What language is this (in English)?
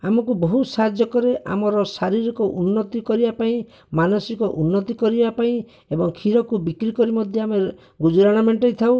Odia